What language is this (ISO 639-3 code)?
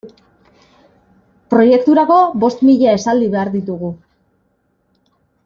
eus